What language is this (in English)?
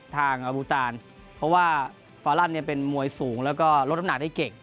Thai